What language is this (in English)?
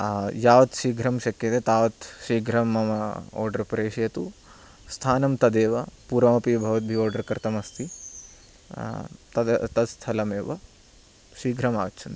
Sanskrit